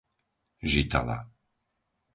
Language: Slovak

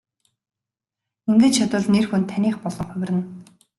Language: Mongolian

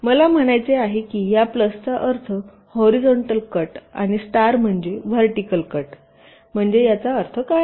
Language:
Marathi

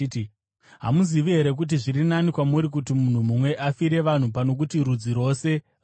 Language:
Shona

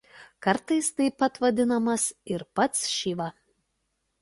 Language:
Lithuanian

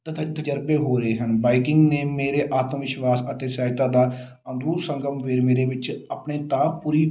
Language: Punjabi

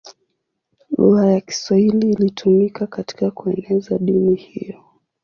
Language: Swahili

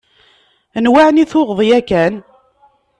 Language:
Kabyle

